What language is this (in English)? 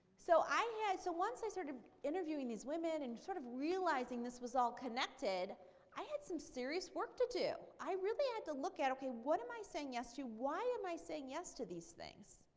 English